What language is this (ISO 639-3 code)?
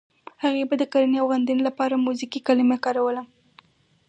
pus